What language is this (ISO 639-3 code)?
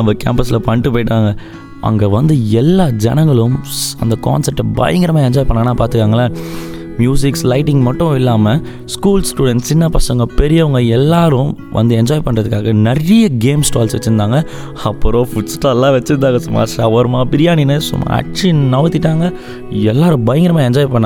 tam